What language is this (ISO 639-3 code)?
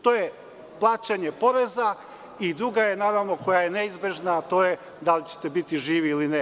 srp